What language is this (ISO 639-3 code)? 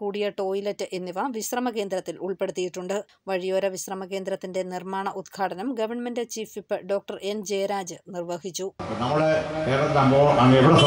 mal